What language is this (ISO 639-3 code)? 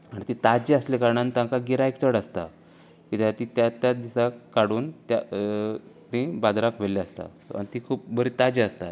kok